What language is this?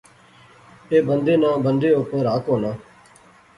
Pahari-Potwari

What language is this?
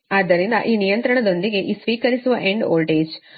Kannada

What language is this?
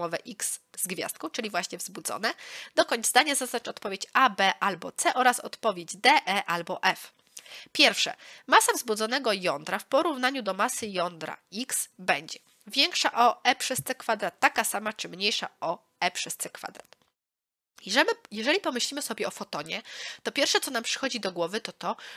Polish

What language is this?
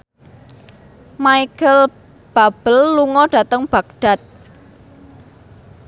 Javanese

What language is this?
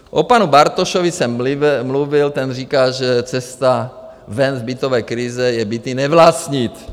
Czech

